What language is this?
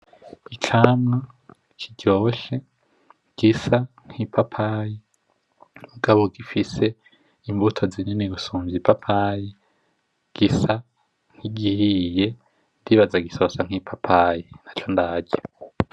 Rundi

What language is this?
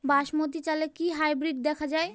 Bangla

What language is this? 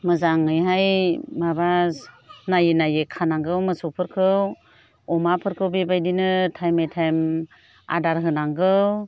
Bodo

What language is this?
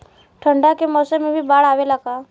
Bhojpuri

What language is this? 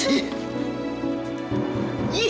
Indonesian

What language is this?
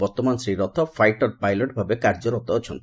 Odia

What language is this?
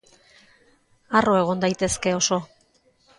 Basque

